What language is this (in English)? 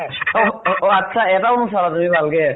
Assamese